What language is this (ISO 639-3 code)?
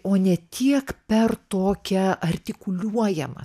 lit